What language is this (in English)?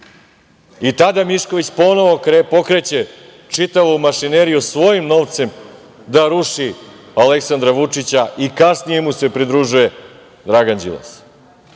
Serbian